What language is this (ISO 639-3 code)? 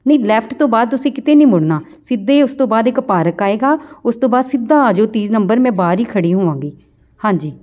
pan